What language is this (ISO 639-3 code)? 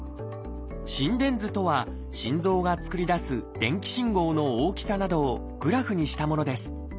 jpn